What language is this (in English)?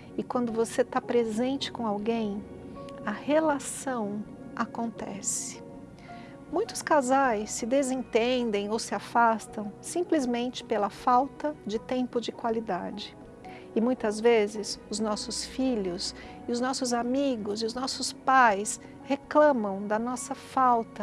Portuguese